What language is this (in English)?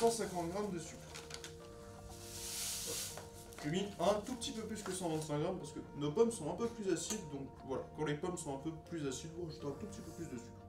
French